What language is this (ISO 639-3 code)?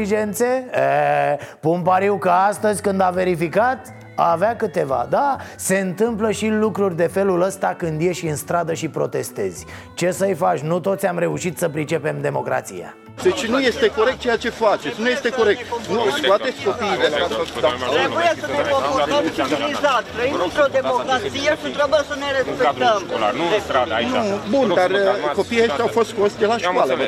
ron